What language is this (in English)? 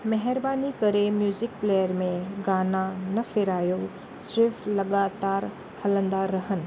Sindhi